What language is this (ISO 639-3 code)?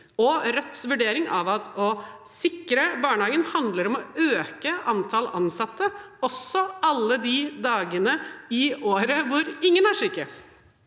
nor